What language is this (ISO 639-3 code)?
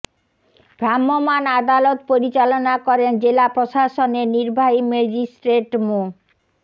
ben